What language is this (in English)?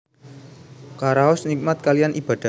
Javanese